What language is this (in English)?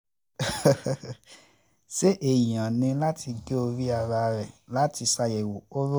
Yoruba